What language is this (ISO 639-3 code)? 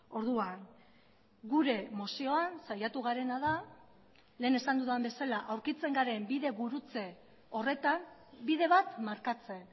eus